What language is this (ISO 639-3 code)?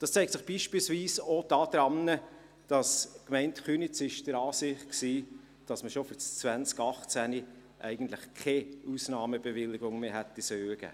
gsw